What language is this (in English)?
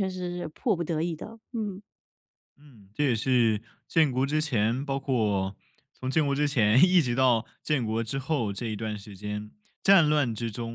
Chinese